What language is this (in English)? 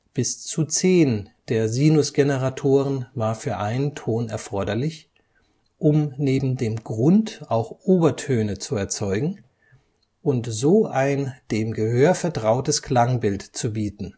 German